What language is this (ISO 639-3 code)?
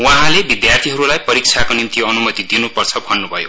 nep